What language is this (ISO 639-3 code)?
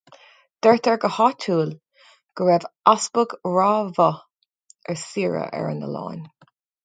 gle